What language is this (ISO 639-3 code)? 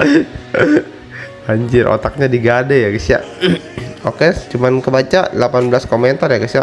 ind